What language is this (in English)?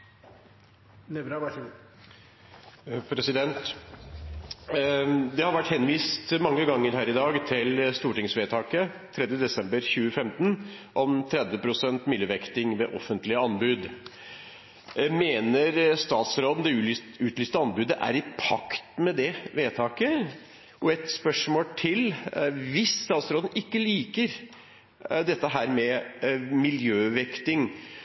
Norwegian Bokmål